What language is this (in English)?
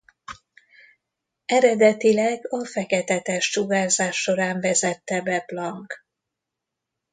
Hungarian